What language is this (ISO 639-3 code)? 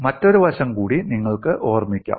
mal